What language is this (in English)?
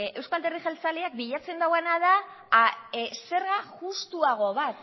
Basque